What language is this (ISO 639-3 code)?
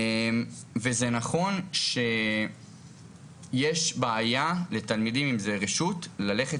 heb